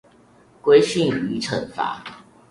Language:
Chinese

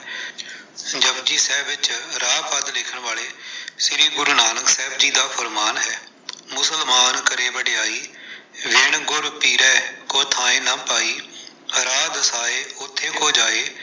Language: Punjabi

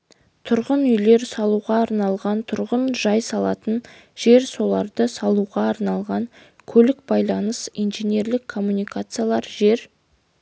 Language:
Kazakh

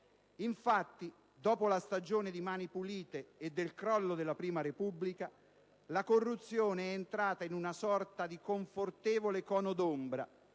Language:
Italian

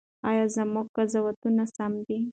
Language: Pashto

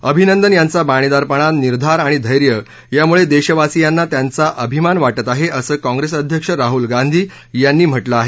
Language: Marathi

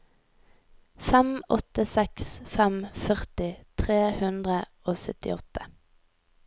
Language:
Norwegian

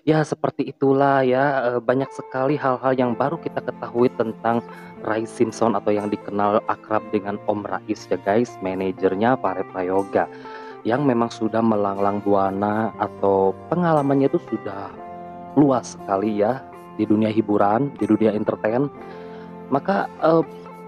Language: Indonesian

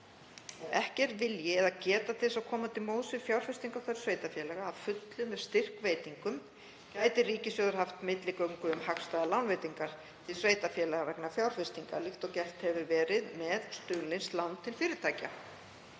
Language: Icelandic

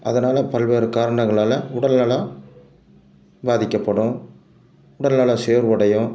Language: Tamil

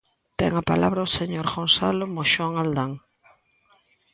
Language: Galician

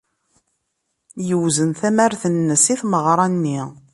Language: Kabyle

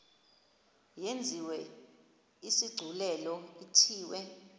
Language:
Xhosa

